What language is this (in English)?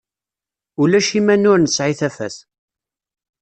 Kabyle